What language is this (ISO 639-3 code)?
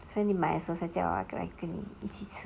eng